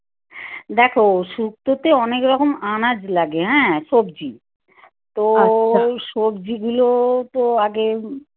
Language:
Bangla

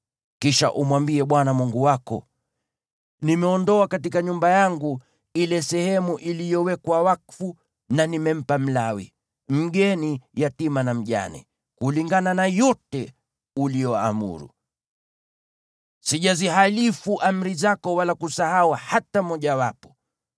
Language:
Swahili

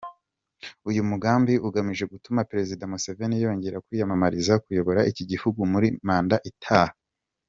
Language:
Kinyarwanda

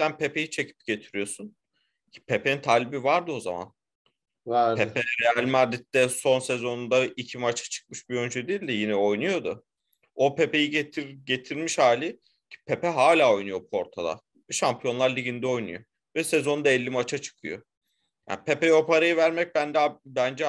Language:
Turkish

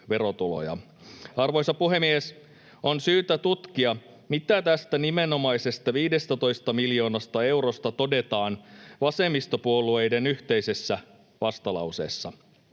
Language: Finnish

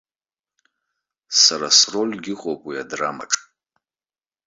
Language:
Abkhazian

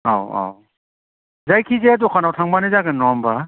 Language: Bodo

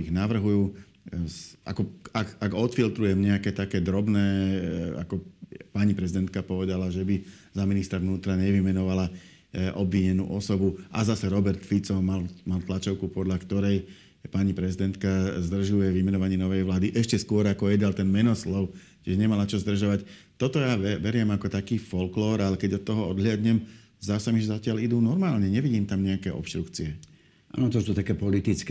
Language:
Slovak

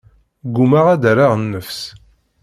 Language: Kabyle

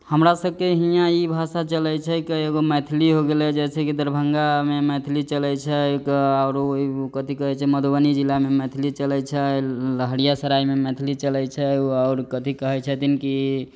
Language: Maithili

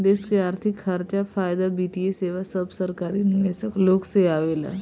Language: Bhojpuri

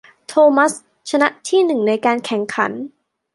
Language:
Thai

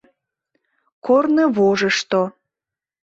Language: Mari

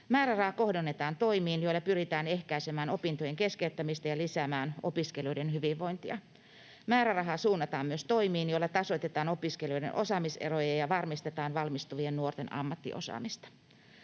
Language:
Finnish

